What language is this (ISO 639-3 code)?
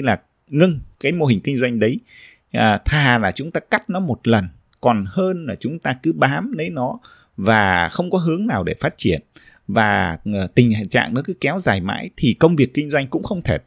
vie